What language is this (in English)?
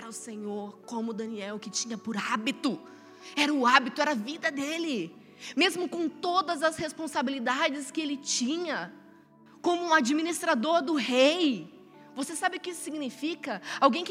Portuguese